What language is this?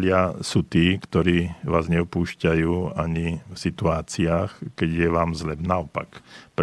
Slovak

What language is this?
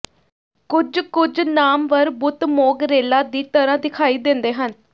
Punjabi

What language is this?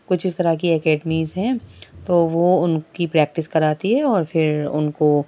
Urdu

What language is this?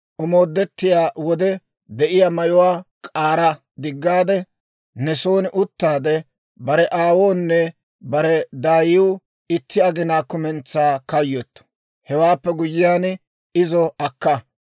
Dawro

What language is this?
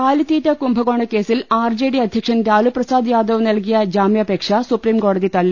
Malayalam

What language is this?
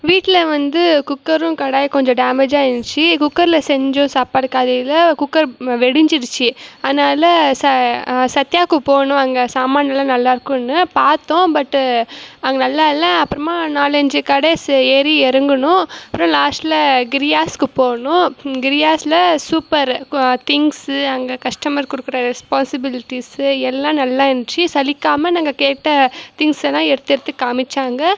Tamil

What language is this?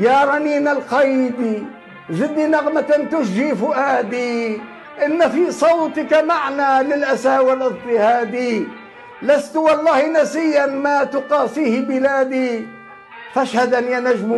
Arabic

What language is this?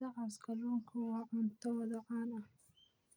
Somali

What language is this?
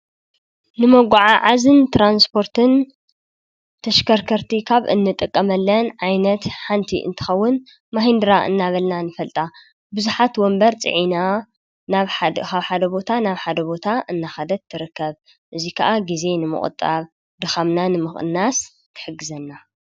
Tigrinya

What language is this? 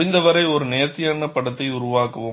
Tamil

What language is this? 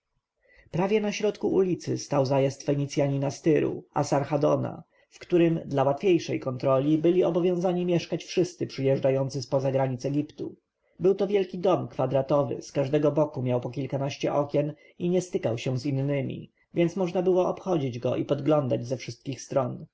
Polish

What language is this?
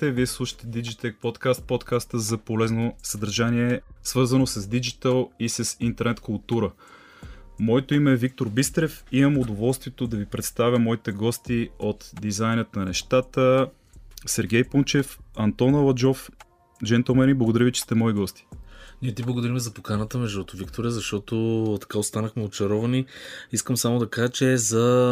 Bulgarian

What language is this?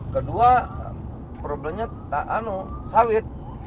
Indonesian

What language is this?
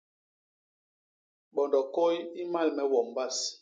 Basaa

